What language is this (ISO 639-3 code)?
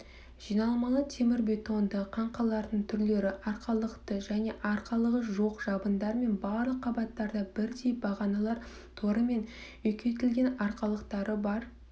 kaz